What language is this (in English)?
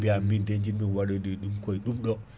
Fula